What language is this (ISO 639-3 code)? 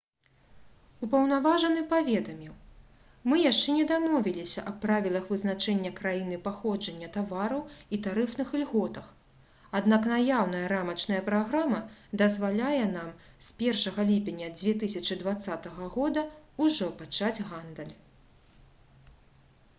bel